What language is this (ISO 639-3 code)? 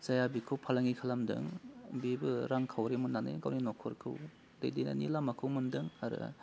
brx